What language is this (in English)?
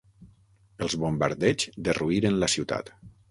Catalan